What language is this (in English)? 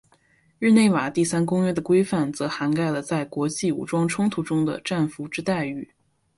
Chinese